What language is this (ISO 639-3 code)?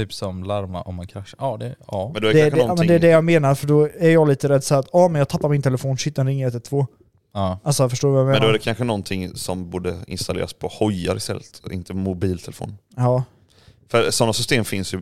swe